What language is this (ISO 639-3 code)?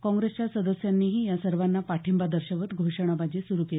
mar